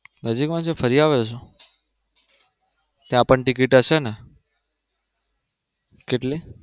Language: Gujarati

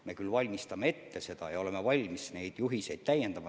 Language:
Estonian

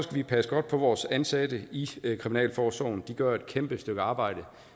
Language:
Danish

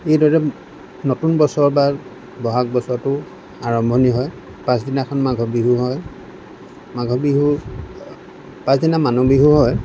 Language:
Assamese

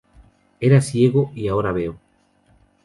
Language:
Spanish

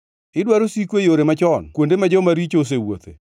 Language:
Luo (Kenya and Tanzania)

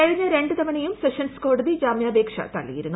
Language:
Malayalam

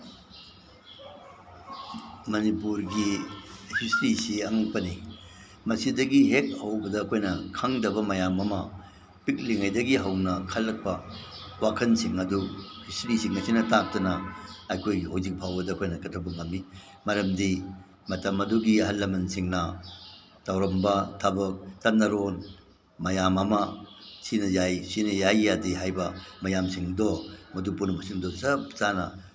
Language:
Manipuri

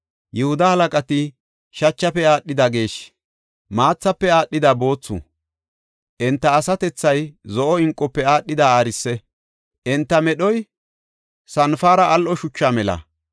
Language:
Gofa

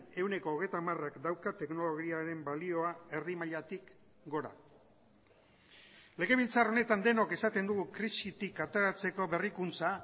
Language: Basque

